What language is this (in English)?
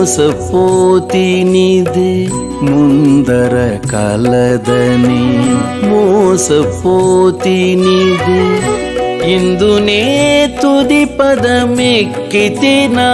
Romanian